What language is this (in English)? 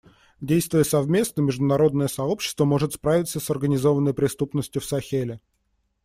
Russian